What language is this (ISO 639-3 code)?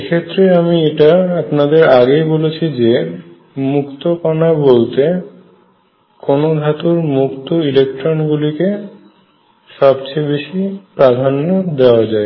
ben